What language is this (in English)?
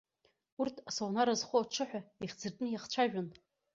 Abkhazian